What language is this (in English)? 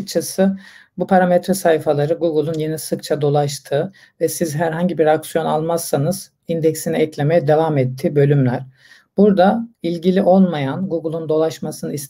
Turkish